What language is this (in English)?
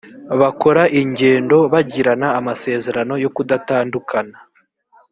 Kinyarwanda